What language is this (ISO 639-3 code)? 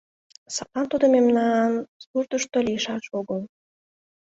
chm